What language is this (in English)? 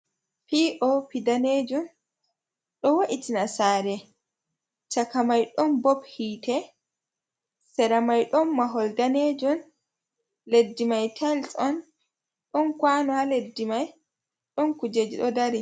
Fula